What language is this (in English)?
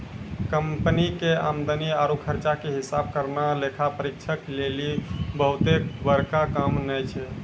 Maithili